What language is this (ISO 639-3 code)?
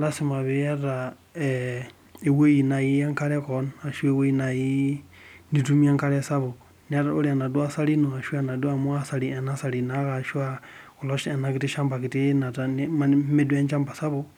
mas